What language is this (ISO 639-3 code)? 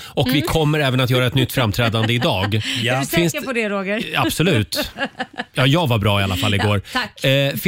swe